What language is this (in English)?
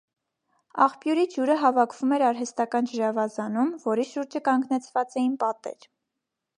Armenian